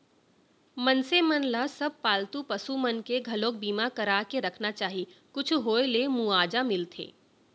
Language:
Chhattisgarhi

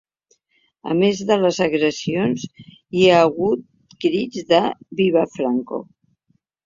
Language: Catalan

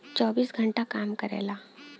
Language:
Bhojpuri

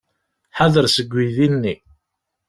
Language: Kabyle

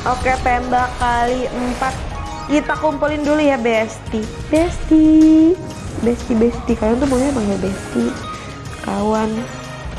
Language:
Indonesian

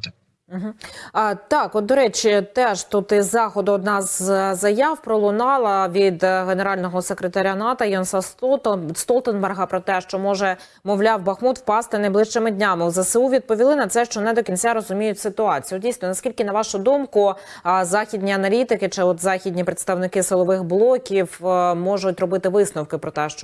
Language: Ukrainian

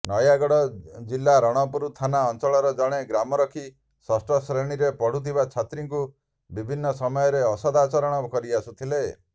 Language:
Odia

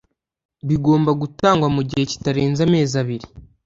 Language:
Kinyarwanda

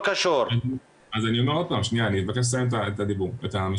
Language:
Hebrew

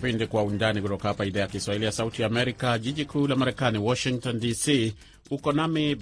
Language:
Swahili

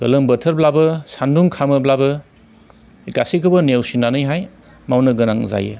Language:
Bodo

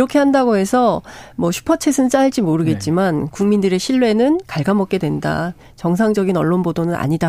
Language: Korean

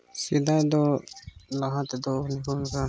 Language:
Santali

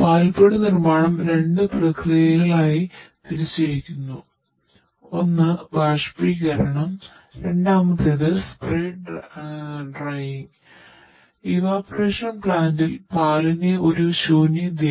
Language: Malayalam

